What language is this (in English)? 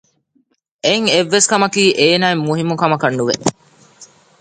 Divehi